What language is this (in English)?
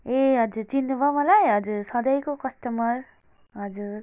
Nepali